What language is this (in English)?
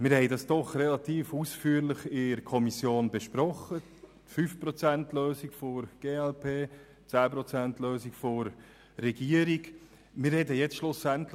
Swiss German